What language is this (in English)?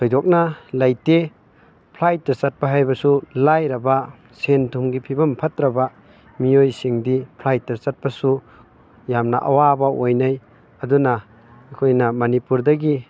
Manipuri